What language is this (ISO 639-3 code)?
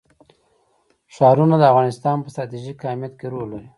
pus